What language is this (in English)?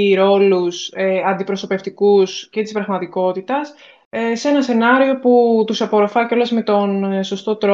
Greek